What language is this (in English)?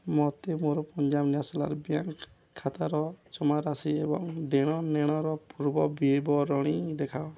Odia